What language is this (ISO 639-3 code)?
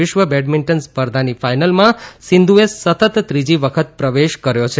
guj